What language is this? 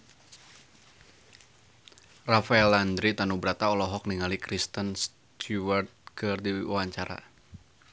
Sundanese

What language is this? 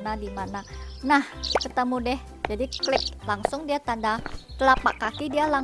Indonesian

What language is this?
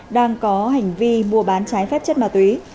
Vietnamese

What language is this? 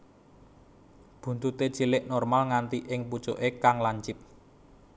Javanese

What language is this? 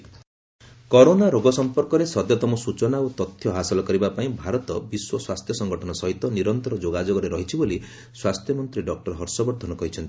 Odia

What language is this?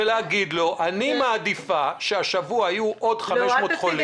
Hebrew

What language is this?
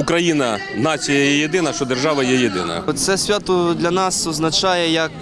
Ukrainian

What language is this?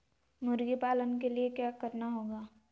Magahi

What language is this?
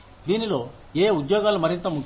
Telugu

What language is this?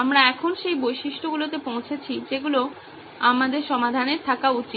Bangla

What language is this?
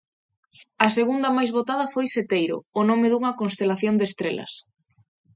Galician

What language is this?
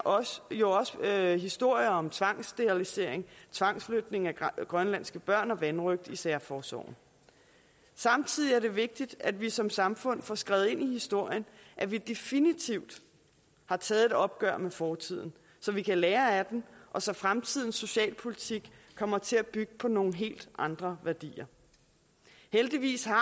Danish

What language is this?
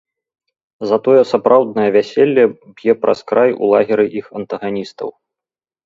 Belarusian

